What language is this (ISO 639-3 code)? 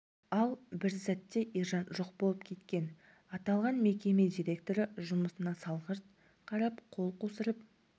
kaz